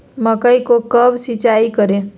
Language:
Magahi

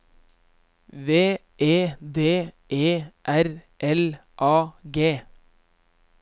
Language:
Norwegian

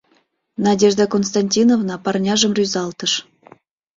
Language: Mari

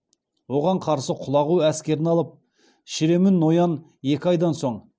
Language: Kazakh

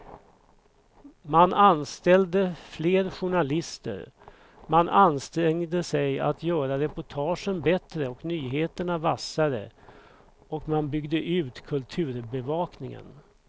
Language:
Swedish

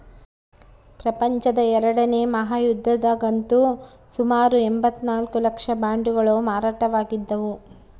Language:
Kannada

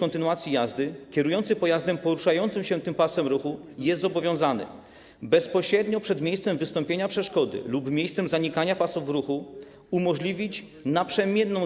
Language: Polish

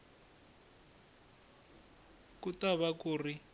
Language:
Tsonga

